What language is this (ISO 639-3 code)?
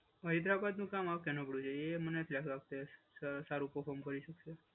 guj